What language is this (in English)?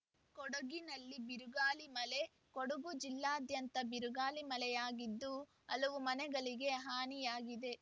Kannada